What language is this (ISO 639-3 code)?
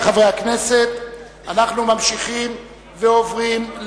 heb